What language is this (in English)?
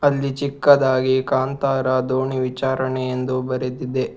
Kannada